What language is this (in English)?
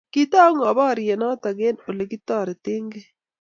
Kalenjin